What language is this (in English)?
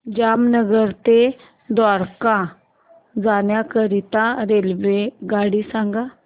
Marathi